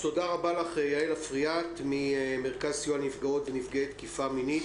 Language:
Hebrew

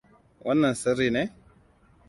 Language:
Hausa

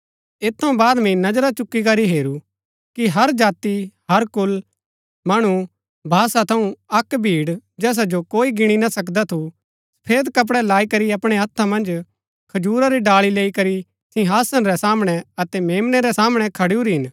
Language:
Gaddi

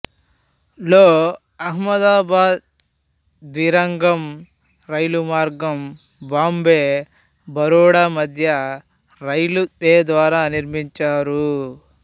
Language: Telugu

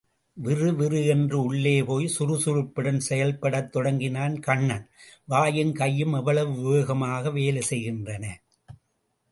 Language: Tamil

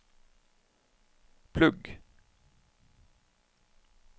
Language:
Norwegian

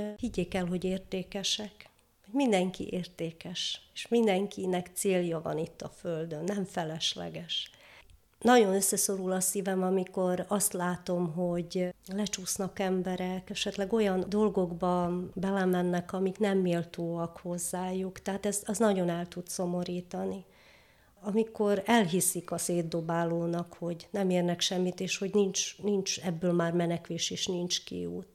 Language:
Hungarian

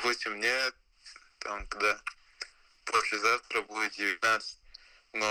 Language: Russian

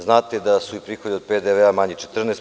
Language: Serbian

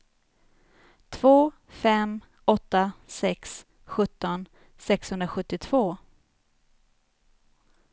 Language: Swedish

